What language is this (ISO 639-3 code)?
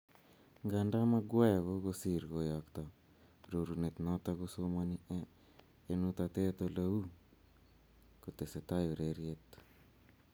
kln